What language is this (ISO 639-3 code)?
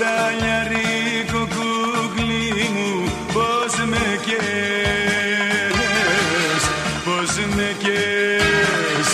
ell